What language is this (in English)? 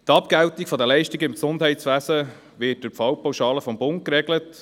Swiss German